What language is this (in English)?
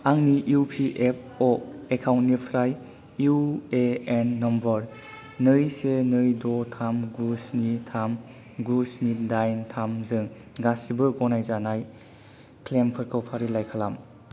Bodo